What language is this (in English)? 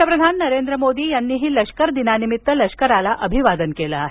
Marathi